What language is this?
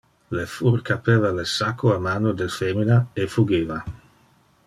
Interlingua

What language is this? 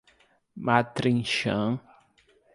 Portuguese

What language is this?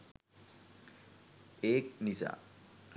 Sinhala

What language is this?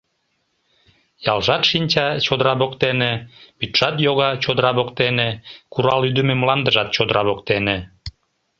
Mari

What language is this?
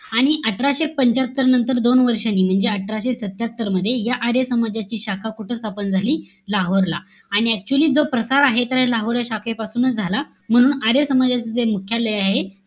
Marathi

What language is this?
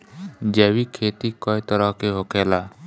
Bhojpuri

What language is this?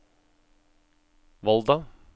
Norwegian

